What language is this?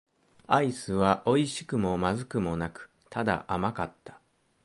Japanese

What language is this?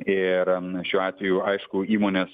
Lithuanian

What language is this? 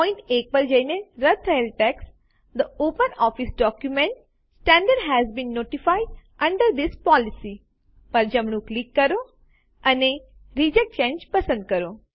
Gujarati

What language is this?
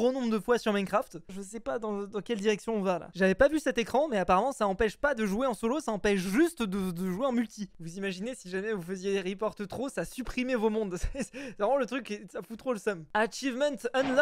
French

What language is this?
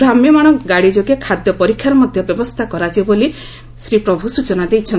Odia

